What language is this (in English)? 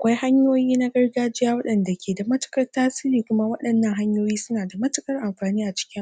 Hausa